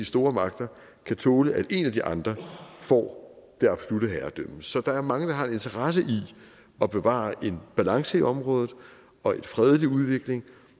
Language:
Danish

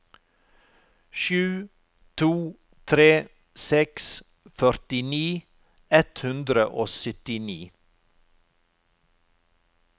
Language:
Norwegian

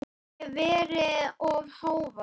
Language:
Icelandic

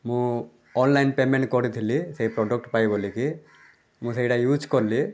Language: Odia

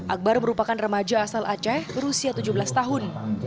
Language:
Indonesian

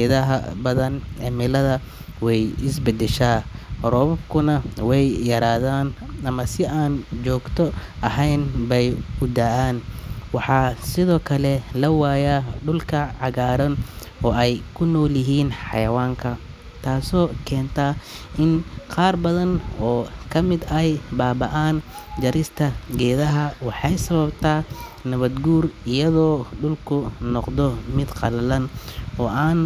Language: Somali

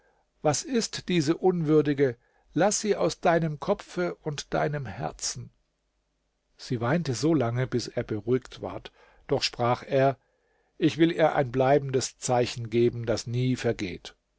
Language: German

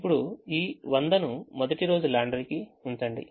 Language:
Telugu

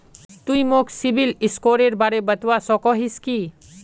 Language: Magahi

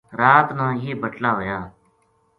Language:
Gujari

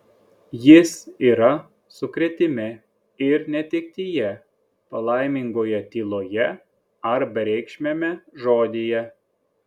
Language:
Lithuanian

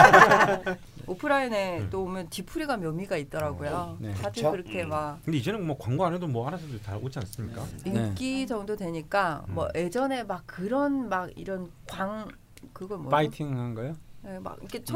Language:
Korean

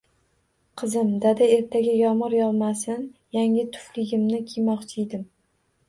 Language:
Uzbek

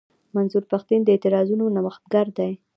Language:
Pashto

